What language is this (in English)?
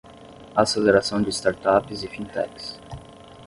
Portuguese